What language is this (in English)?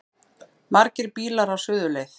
Icelandic